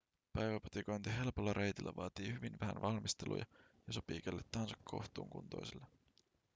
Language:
Finnish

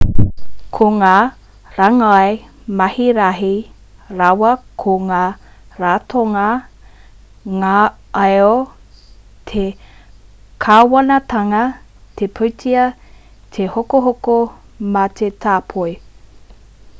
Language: Māori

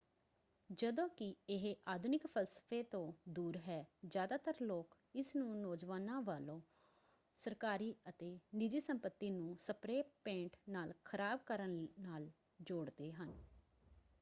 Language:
Punjabi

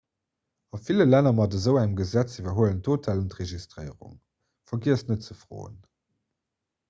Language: Luxembourgish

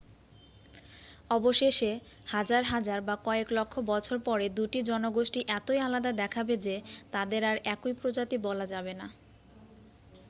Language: Bangla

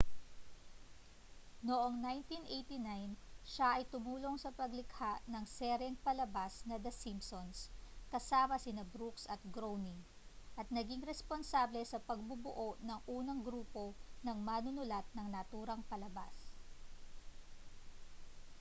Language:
Filipino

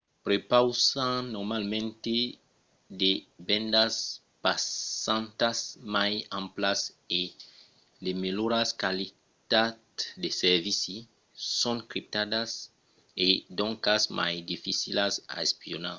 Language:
Occitan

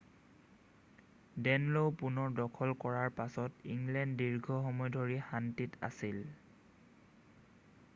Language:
Assamese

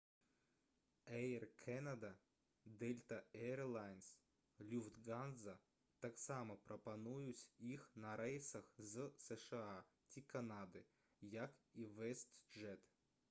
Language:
Belarusian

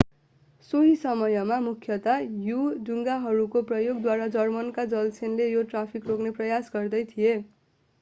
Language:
Nepali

